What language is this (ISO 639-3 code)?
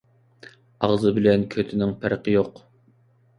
uig